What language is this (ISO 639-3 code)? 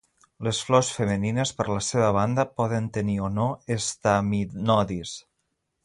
cat